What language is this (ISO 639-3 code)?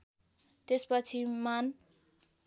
nep